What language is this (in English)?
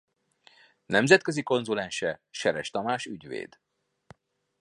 Hungarian